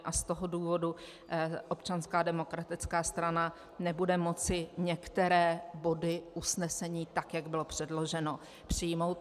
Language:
Czech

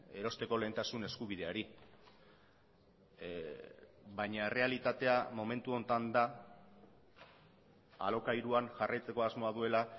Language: Basque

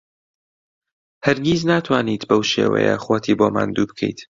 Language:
Central Kurdish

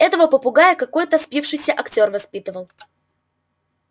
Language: Russian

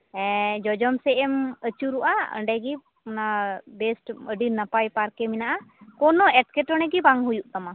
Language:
Santali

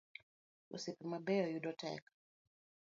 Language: Luo (Kenya and Tanzania)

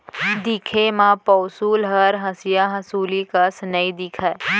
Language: Chhattisgarhi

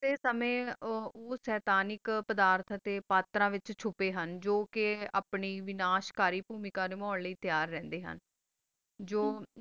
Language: Punjabi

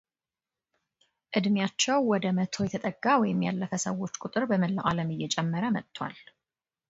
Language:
Amharic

